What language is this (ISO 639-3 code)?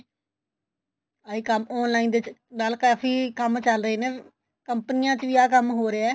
pan